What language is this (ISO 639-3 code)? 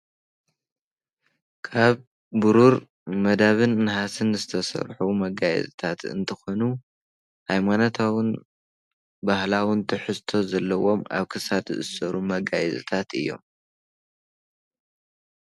tir